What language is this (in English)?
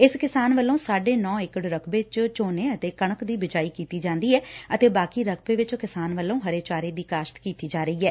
Punjabi